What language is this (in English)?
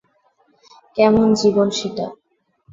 Bangla